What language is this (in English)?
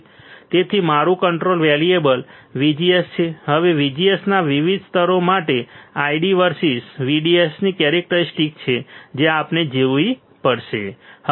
Gujarati